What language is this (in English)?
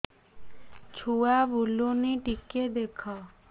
Odia